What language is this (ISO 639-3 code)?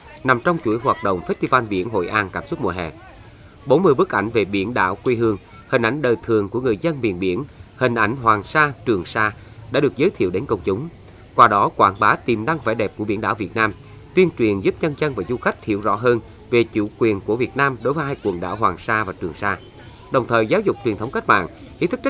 vie